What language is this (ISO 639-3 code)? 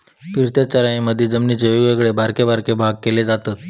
mar